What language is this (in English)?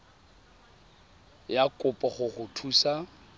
Tswana